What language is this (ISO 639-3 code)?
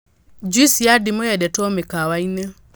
kik